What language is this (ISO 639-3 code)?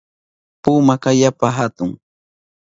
qup